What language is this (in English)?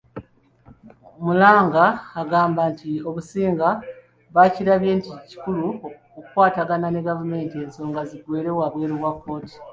Ganda